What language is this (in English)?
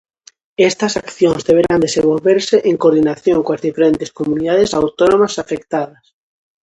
Galician